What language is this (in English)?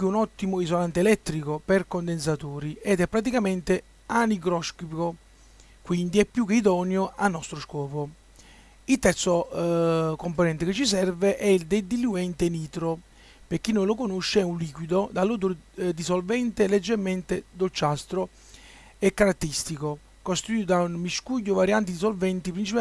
Italian